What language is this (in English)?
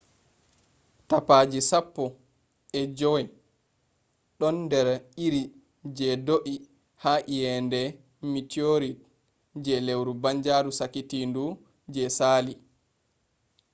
Fula